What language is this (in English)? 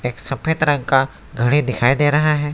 Hindi